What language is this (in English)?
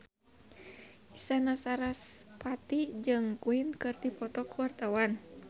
Sundanese